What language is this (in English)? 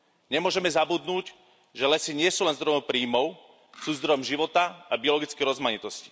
Slovak